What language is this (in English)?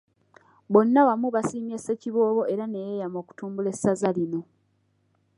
Ganda